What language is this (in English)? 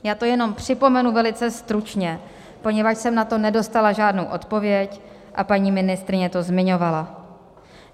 Czech